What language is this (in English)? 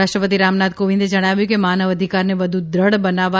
Gujarati